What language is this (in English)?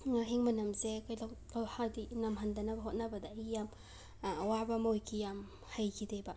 Manipuri